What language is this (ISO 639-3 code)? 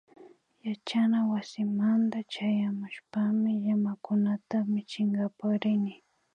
qvi